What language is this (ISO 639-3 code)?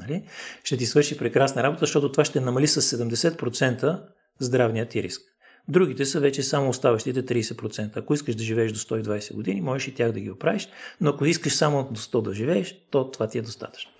bul